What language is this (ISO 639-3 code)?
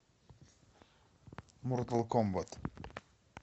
rus